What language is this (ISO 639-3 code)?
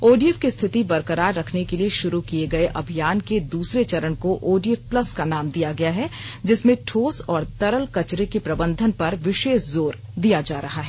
hin